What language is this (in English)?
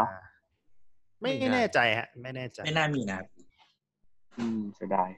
Thai